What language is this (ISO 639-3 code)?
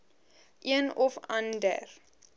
afr